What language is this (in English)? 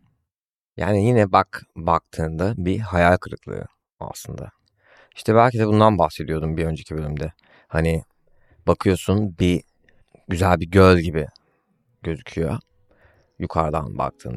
Turkish